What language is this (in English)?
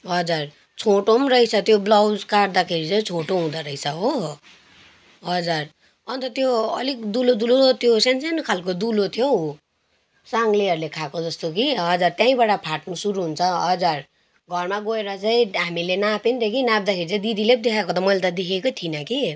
Nepali